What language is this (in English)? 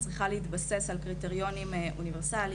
Hebrew